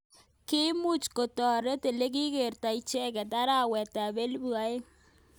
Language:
Kalenjin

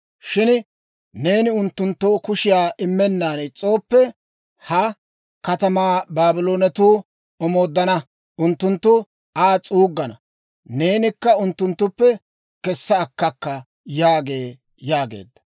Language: Dawro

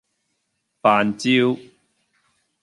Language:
Cantonese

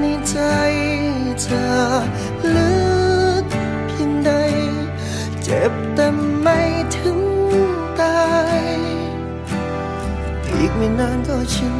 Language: Thai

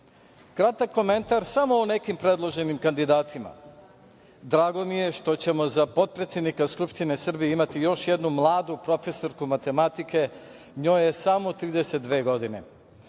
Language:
Serbian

